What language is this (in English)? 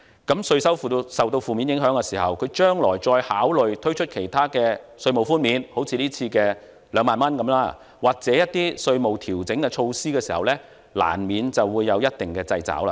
Cantonese